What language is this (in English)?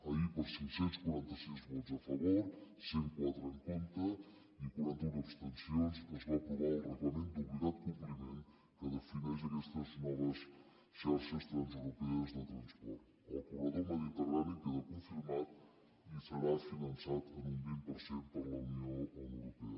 Catalan